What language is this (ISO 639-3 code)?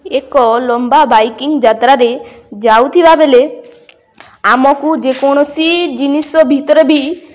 ori